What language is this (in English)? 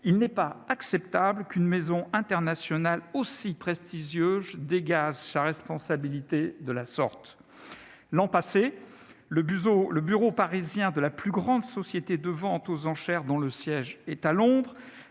French